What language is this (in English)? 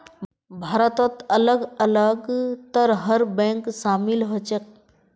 Magahi